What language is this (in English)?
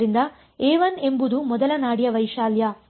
Kannada